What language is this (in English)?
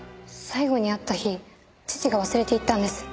Japanese